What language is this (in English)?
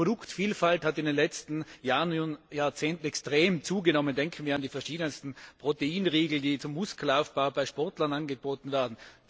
German